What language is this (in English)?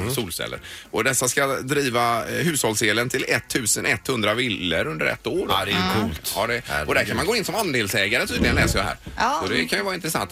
Swedish